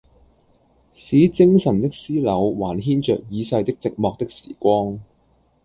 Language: Cantonese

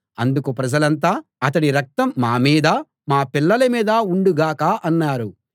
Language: Telugu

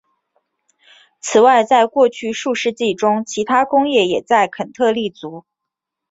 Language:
Chinese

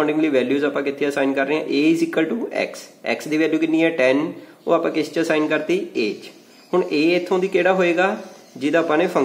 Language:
Hindi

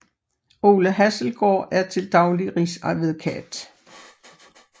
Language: Danish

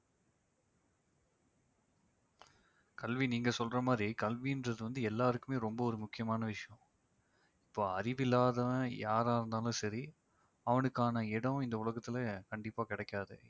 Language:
Tamil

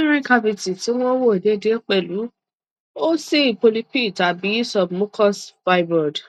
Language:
Yoruba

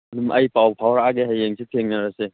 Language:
Manipuri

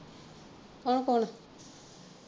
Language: Punjabi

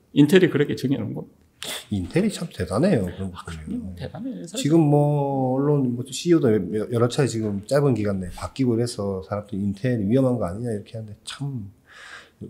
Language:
Korean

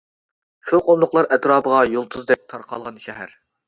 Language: Uyghur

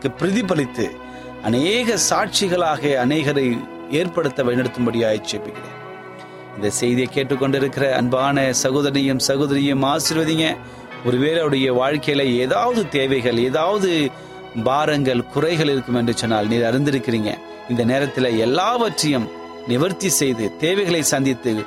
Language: Tamil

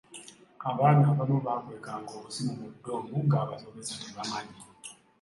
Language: Ganda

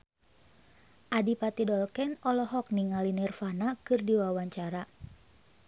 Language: Sundanese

